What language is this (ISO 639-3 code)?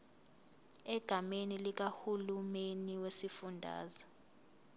zul